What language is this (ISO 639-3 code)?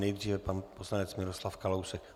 ces